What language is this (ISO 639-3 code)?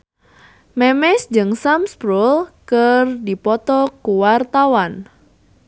sun